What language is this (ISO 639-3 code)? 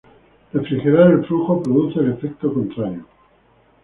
spa